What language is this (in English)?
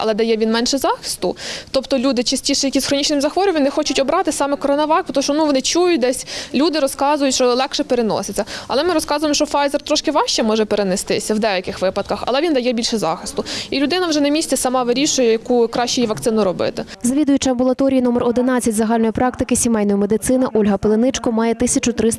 Ukrainian